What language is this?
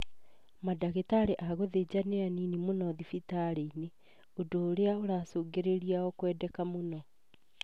Kikuyu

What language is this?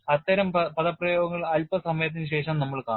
Malayalam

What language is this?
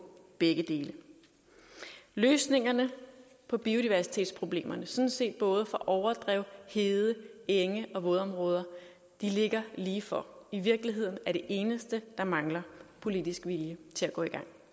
Danish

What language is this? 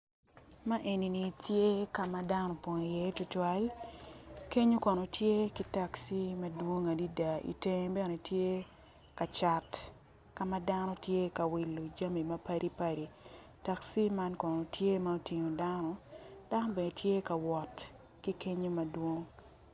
Acoli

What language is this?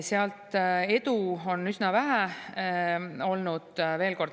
Estonian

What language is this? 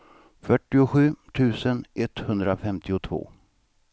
Swedish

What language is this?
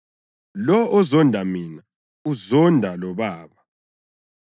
North Ndebele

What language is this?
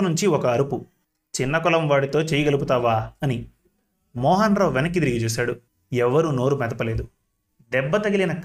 Telugu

